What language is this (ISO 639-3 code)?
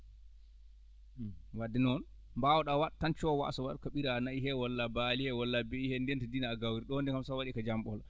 ful